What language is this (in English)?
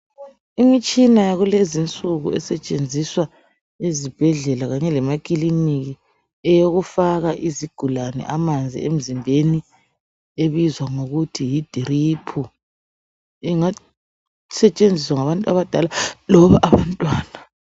North Ndebele